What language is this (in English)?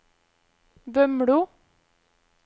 Norwegian